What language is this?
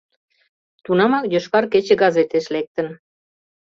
Mari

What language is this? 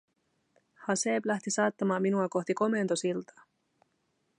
Finnish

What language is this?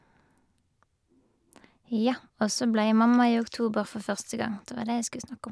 Norwegian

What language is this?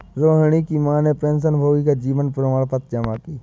Hindi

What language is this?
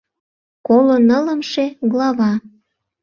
Mari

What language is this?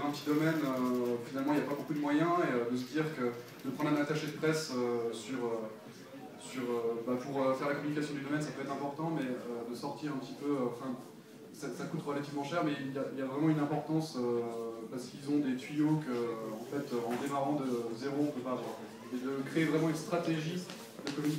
French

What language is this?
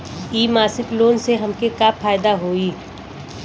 Bhojpuri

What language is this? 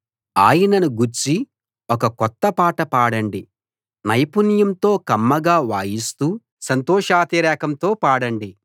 Telugu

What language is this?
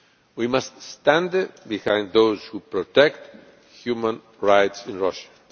English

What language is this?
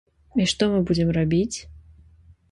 Belarusian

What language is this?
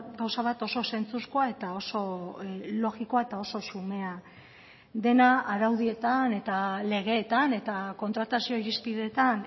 Basque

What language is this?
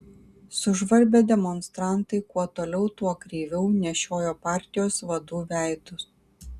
Lithuanian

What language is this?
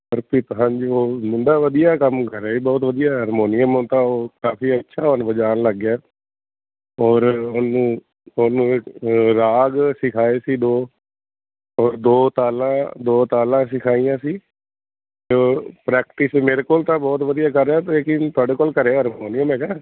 Punjabi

